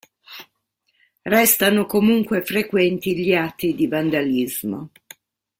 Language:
Italian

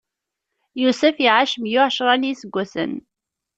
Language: Kabyle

